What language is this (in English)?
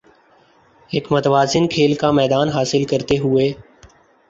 Urdu